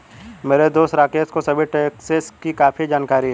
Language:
Hindi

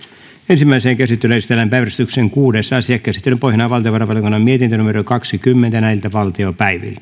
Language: Finnish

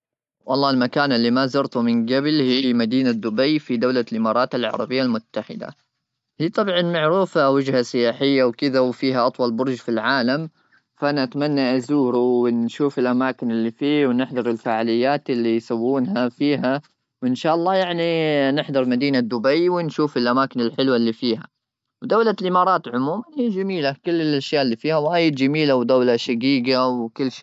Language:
Gulf Arabic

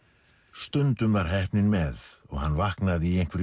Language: Icelandic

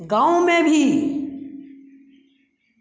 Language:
Hindi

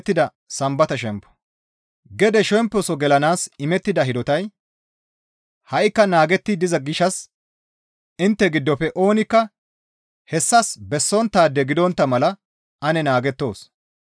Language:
Gamo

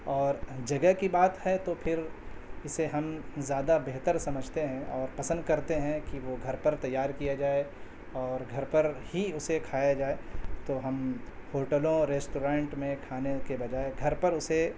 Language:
Urdu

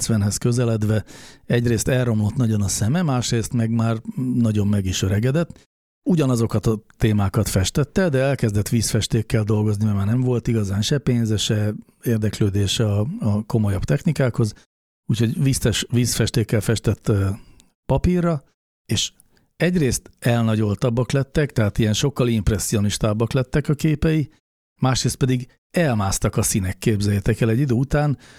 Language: Hungarian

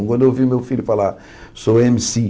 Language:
Portuguese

